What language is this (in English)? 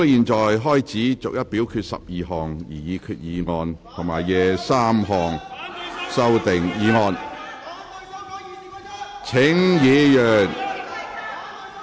Cantonese